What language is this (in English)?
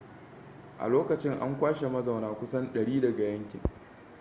Hausa